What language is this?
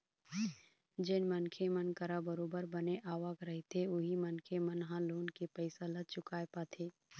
Chhattisgarhi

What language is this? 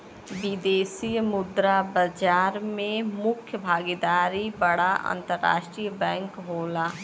Bhojpuri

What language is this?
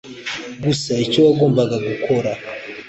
Kinyarwanda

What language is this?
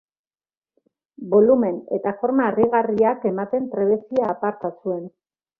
Basque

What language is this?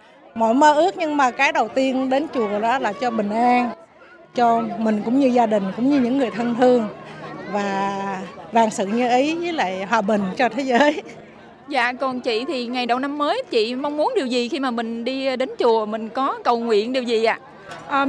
Vietnamese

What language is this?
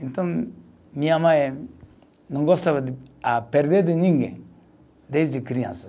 Portuguese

